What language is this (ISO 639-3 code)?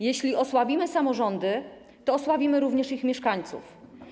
pol